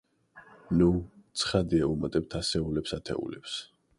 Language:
Georgian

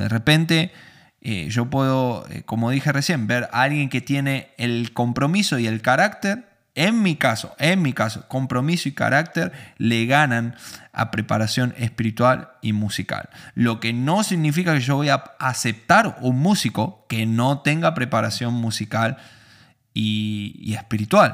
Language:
Spanish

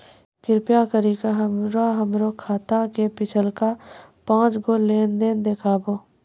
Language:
Maithili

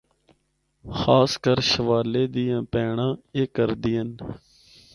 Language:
Northern Hindko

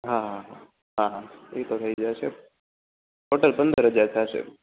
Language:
Gujarati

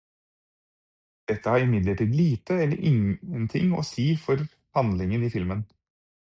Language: Norwegian Bokmål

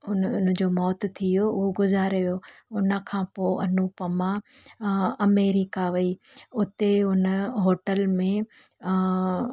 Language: Sindhi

